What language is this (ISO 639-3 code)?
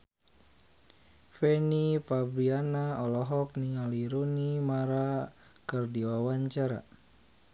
sun